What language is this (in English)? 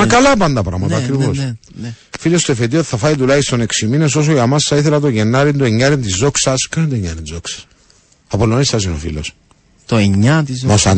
Greek